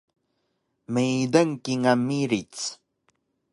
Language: Taroko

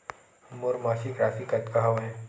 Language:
Chhattisgarhi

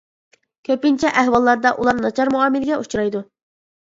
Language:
Uyghur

